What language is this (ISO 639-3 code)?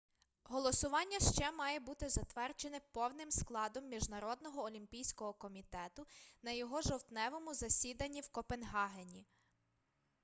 ukr